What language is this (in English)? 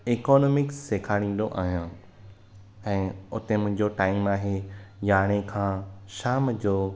Sindhi